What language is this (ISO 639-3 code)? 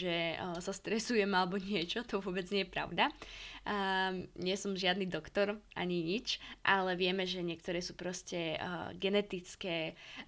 slk